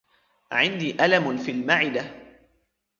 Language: Arabic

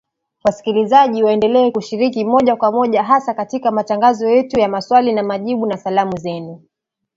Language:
Swahili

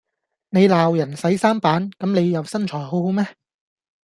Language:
Cantonese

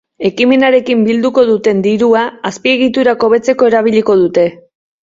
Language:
Basque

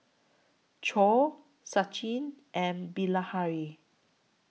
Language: English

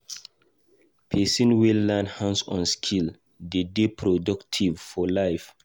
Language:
Nigerian Pidgin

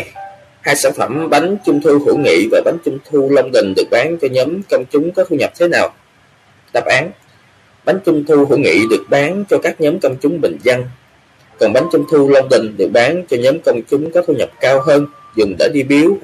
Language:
Vietnamese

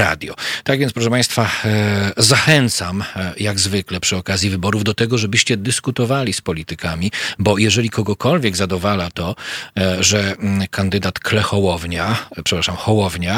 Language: Polish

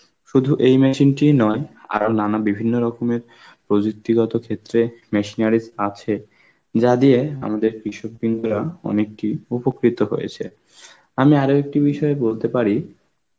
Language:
Bangla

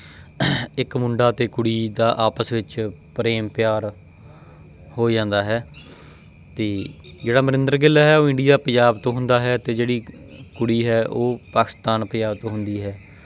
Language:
Punjabi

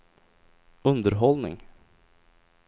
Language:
Swedish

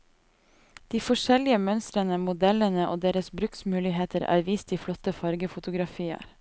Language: Norwegian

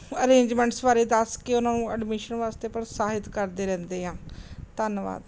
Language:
Punjabi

